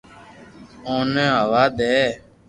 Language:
Loarki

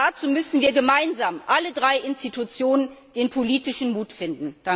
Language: German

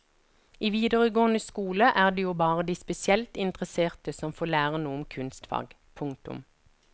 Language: Norwegian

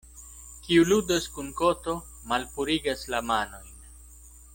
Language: Esperanto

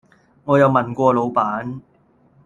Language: Cantonese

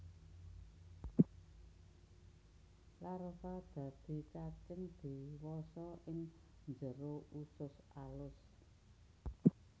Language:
Javanese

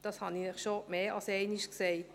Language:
Swiss German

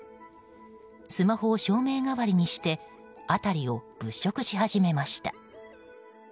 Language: Japanese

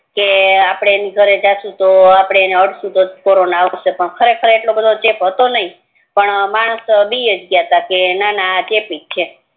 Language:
Gujarati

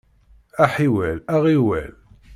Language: Kabyle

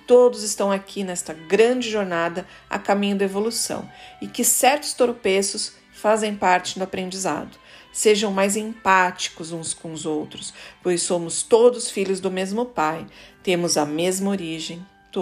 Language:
Portuguese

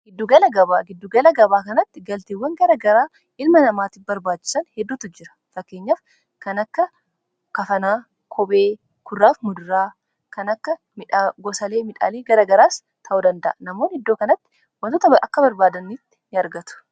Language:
Oromo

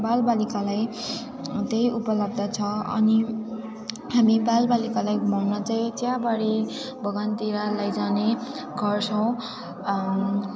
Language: Nepali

